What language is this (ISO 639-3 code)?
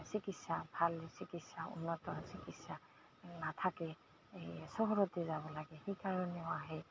asm